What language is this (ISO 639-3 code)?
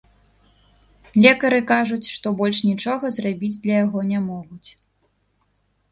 bel